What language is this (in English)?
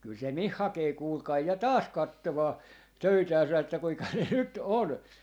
Finnish